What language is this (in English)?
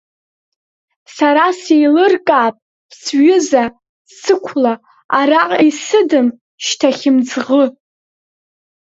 Abkhazian